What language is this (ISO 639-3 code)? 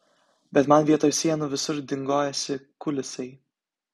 lit